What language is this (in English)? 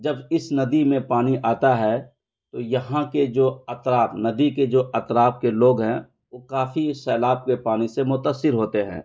Urdu